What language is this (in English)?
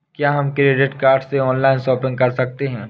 Hindi